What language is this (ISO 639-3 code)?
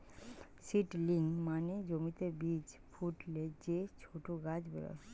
ben